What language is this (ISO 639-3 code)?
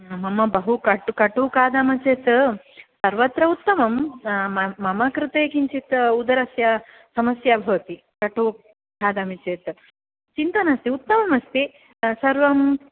san